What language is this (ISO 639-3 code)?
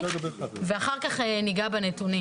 heb